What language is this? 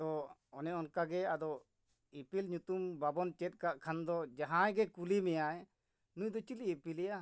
Santali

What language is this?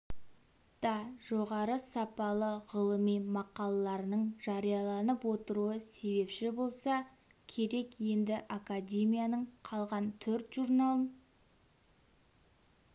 Kazakh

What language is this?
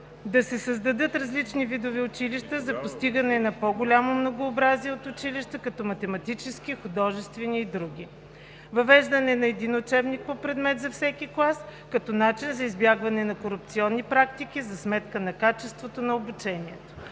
Bulgarian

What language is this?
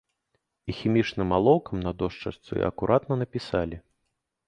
Belarusian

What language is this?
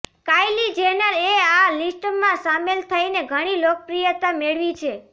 Gujarati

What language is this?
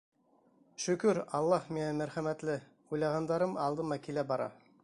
Bashkir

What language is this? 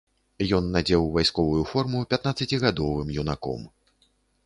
Belarusian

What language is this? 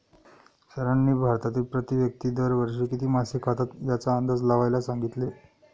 Marathi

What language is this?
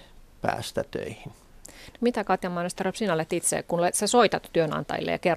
Finnish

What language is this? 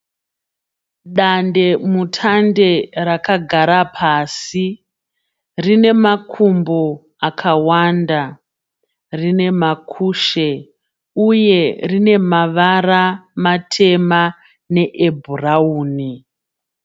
Shona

